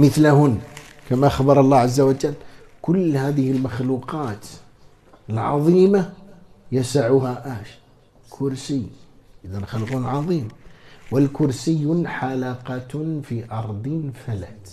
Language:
Arabic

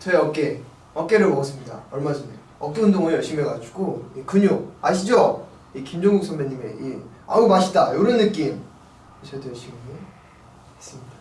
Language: Korean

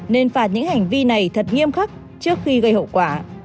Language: Vietnamese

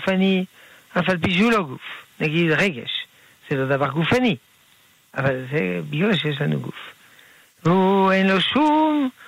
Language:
Hebrew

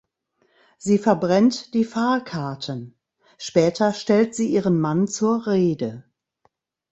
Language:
German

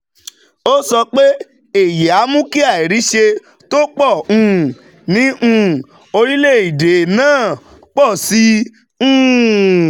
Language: Yoruba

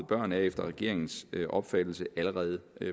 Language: Danish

